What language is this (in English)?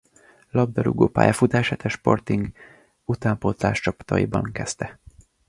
Hungarian